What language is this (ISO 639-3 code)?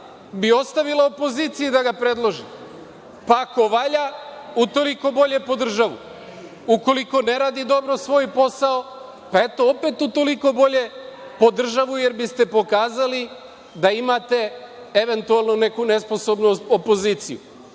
srp